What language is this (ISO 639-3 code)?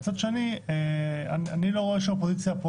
heb